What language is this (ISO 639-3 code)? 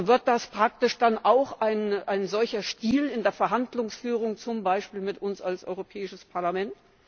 deu